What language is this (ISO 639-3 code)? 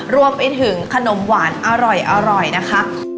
tha